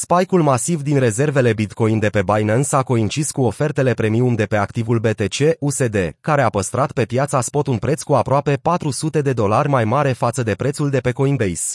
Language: Romanian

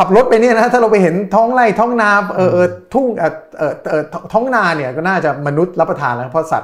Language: Thai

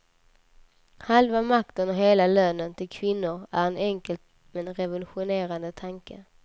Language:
Swedish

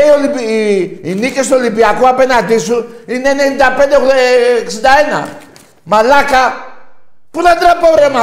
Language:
Greek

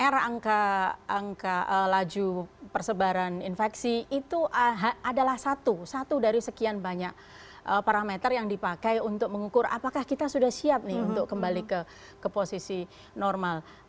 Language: Indonesian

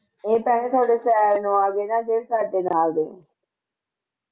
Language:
Punjabi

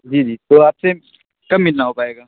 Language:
Urdu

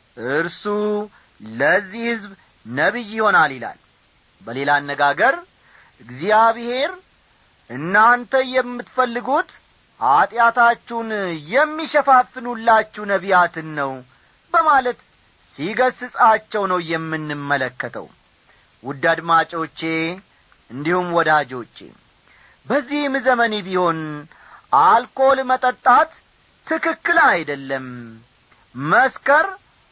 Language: Amharic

